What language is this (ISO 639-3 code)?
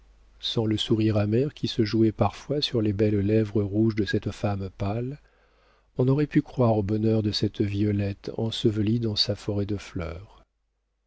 fra